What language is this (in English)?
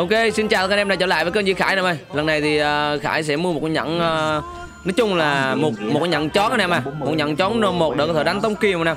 Vietnamese